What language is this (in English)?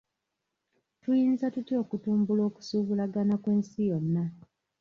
Ganda